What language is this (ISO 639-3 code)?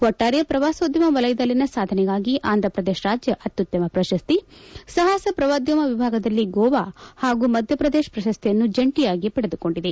kan